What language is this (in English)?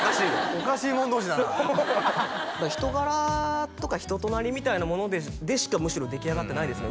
Japanese